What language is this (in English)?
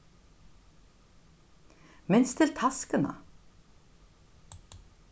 Faroese